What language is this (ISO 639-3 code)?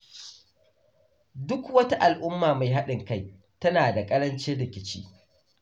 hau